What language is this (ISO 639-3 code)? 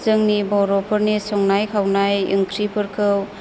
brx